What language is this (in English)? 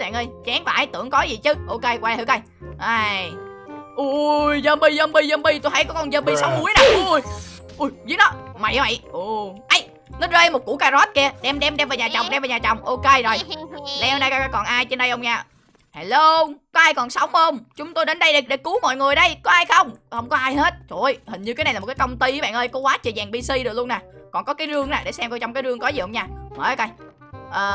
Vietnamese